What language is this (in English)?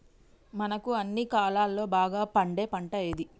Telugu